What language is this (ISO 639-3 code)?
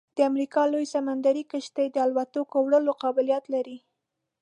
pus